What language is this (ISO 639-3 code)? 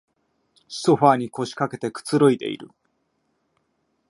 jpn